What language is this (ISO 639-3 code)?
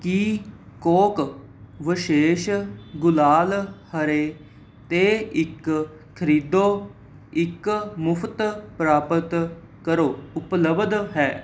pan